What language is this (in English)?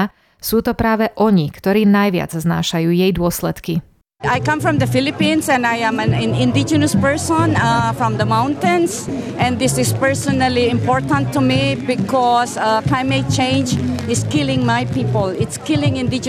Slovak